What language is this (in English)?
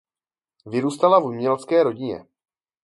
Czech